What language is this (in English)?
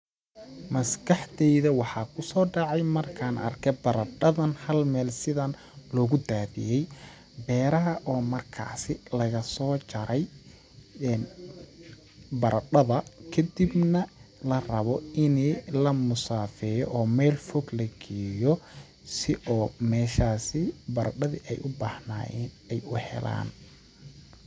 Somali